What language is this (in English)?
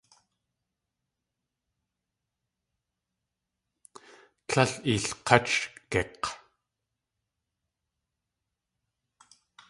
Tlingit